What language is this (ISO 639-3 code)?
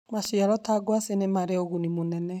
kik